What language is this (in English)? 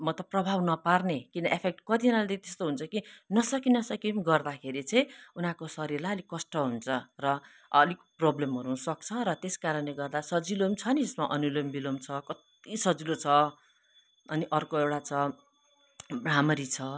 Nepali